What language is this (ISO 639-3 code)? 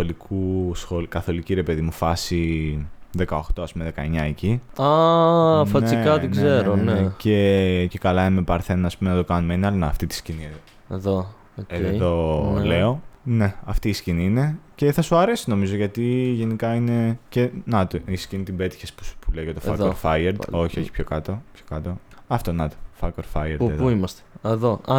ell